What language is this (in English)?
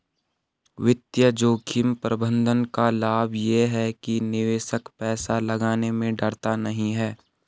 Hindi